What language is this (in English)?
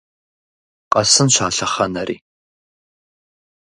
Kabardian